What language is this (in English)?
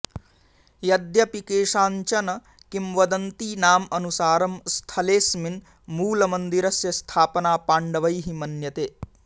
Sanskrit